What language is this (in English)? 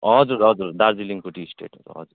Nepali